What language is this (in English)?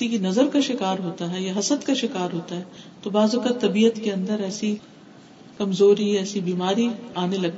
Urdu